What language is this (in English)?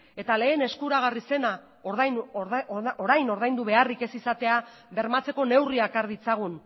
Basque